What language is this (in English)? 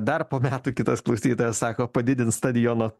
Lithuanian